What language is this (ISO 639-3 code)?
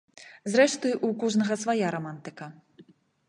bel